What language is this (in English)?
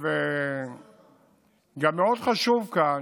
Hebrew